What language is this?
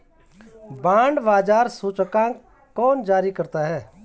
Hindi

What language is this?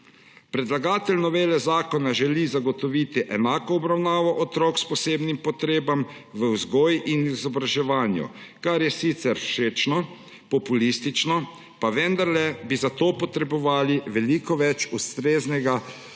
Slovenian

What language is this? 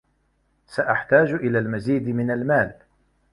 Arabic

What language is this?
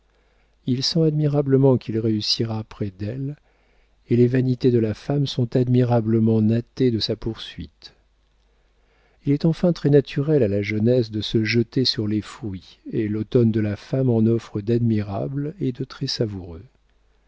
French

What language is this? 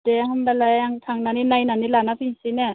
Bodo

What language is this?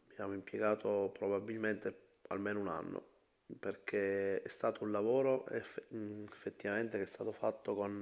Italian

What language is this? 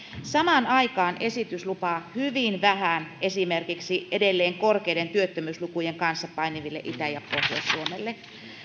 Finnish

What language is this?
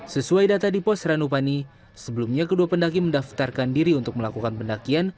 Indonesian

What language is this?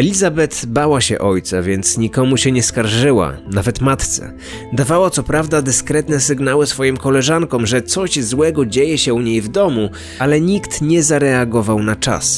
Polish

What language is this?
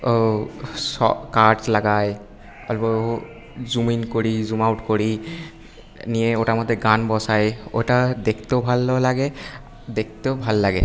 Bangla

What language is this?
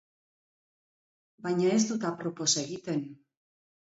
Basque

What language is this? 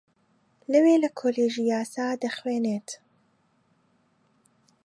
Central Kurdish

